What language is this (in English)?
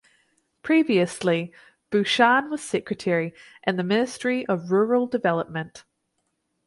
English